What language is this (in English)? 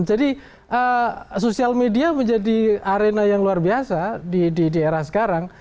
Indonesian